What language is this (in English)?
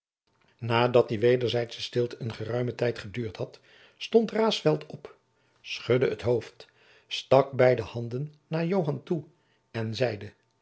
Dutch